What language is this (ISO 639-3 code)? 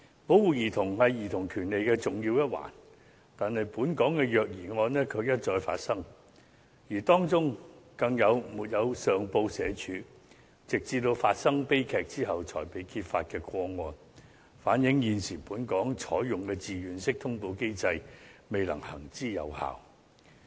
yue